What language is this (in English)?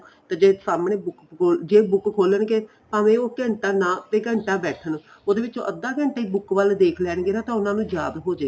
Punjabi